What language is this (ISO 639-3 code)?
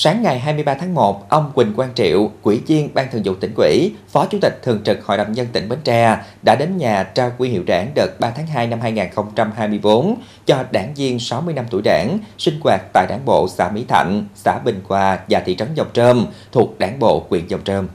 vie